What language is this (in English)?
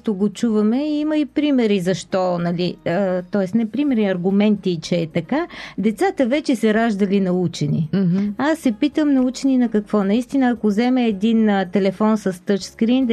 Bulgarian